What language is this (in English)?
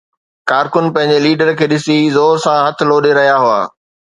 Sindhi